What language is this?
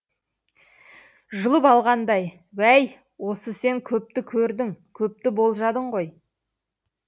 Kazakh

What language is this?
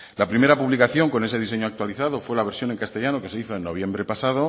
Spanish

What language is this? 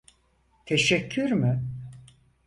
Turkish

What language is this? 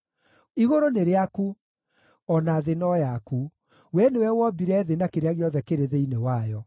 Kikuyu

